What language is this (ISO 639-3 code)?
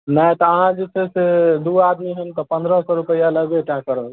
mai